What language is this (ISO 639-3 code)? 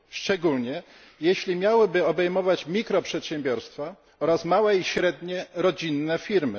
pol